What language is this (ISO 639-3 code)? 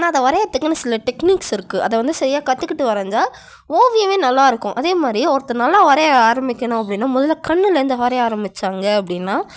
tam